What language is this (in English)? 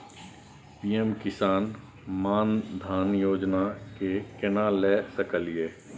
Maithili